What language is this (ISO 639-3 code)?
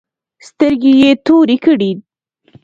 pus